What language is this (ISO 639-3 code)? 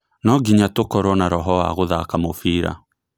kik